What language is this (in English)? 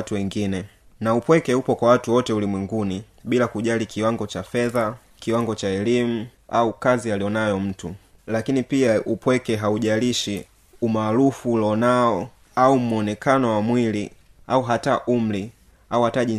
Swahili